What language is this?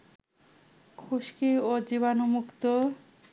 Bangla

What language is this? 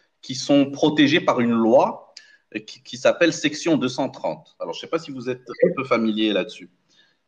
French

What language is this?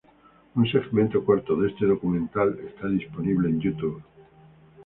Spanish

